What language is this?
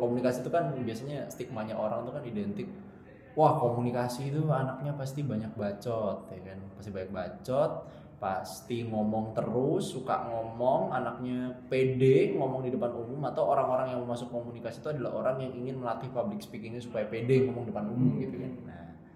Indonesian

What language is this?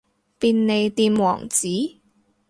Cantonese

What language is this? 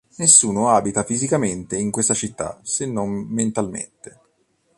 Italian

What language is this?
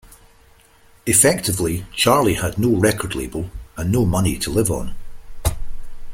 English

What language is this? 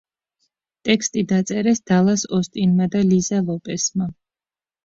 Georgian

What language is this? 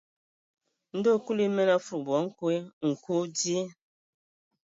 Ewondo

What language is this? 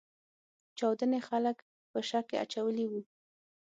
Pashto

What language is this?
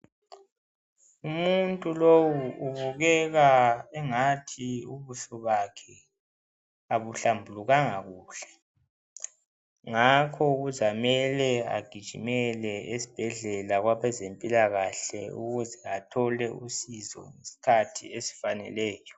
North Ndebele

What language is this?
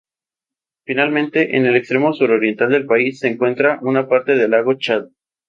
Spanish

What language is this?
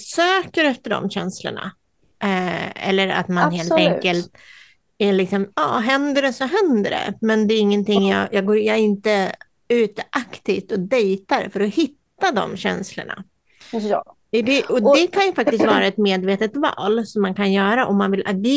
Swedish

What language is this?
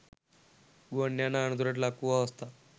Sinhala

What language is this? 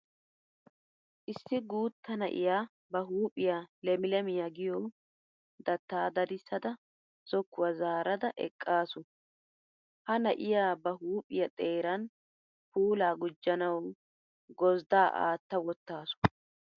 Wolaytta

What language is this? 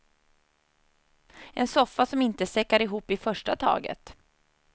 Swedish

